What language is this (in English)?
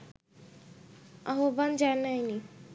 Bangla